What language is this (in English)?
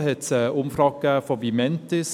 Swiss German